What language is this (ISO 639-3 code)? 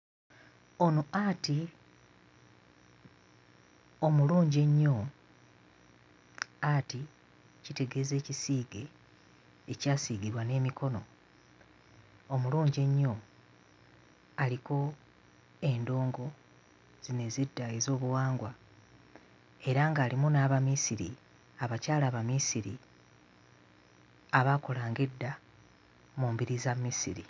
lug